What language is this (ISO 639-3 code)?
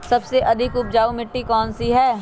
mag